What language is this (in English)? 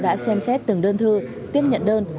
Vietnamese